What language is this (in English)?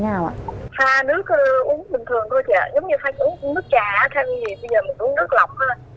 Vietnamese